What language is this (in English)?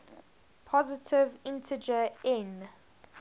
English